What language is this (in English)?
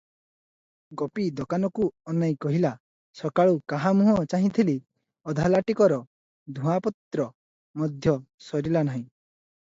Odia